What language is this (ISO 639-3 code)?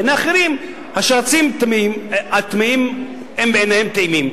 heb